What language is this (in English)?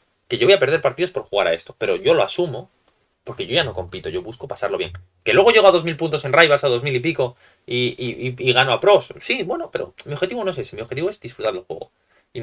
Spanish